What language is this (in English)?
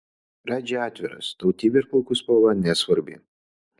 Lithuanian